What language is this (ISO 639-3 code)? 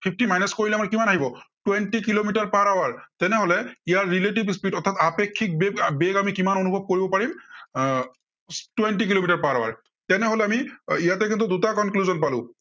asm